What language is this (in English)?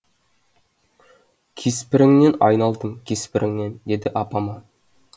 Kazakh